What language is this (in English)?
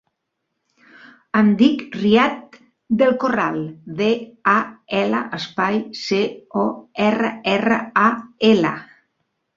Catalan